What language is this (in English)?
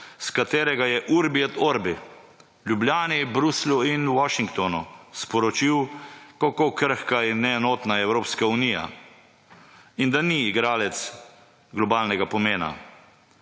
Slovenian